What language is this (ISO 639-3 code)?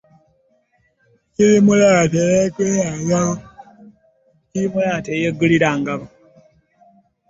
lug